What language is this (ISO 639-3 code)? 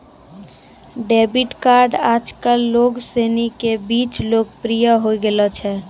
mai